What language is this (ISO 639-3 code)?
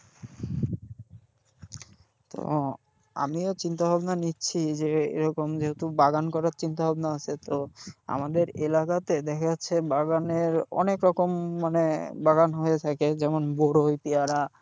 ben